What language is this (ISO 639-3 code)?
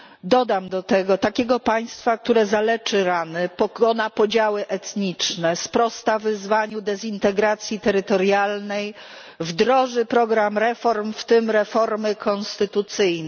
pol